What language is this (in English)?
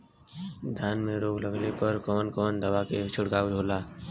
Bhojpuri